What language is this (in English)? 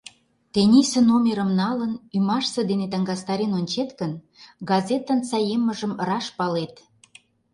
Mari